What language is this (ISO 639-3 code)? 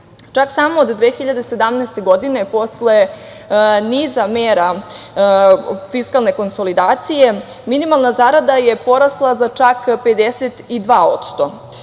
srp